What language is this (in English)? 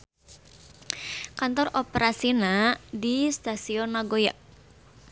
Sundanese